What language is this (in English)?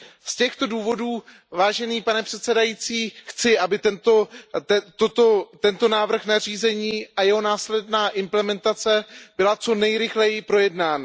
Czech